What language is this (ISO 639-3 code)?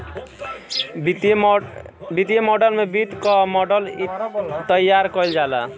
bho